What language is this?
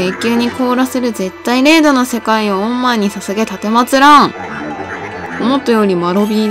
Japanese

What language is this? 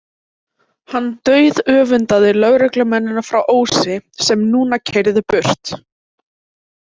Icelandic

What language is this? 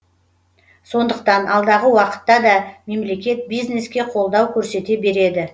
Kazakh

